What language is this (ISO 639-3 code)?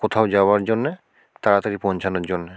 ben